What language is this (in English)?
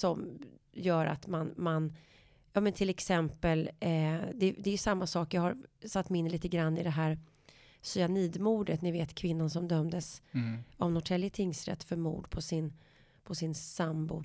Swedish